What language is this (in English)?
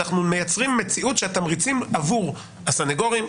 Hebrew